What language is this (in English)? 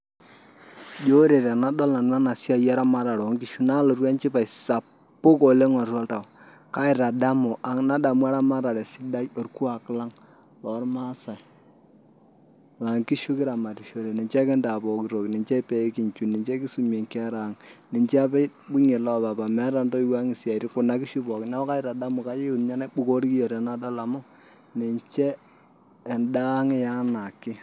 Masai